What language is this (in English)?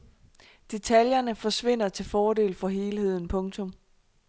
Danish